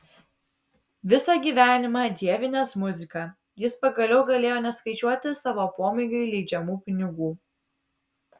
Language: Lithuanian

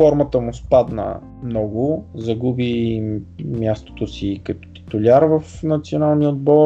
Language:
Bulgarian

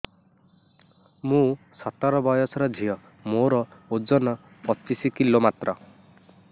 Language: Odia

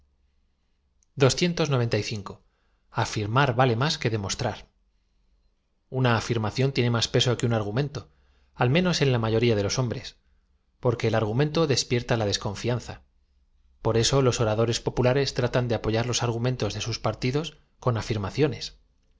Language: Spanish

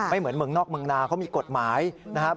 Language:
Thai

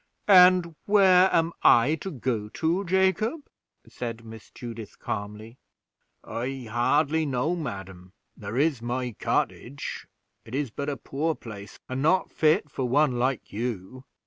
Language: English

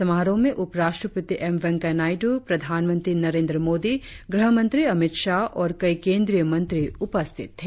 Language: Hindi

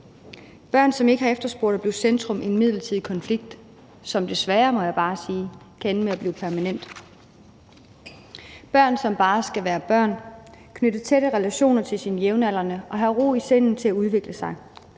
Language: Danish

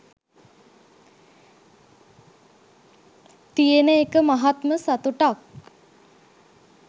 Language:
Sinhala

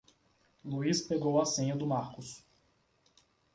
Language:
Portuguese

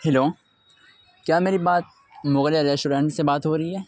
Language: Urdu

